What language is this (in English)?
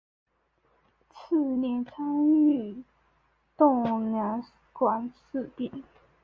Chinese